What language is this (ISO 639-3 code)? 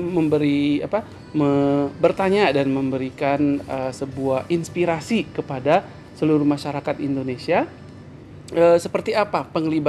ind